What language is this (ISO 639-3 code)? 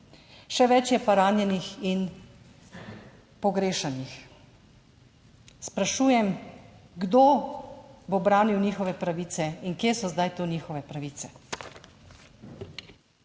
slv